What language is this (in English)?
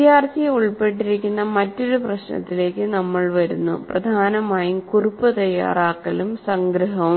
Malayalam